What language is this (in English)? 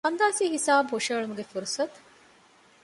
Divehi